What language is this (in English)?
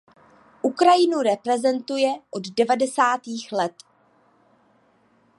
Czech